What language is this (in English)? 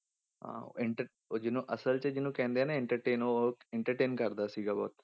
Punjabi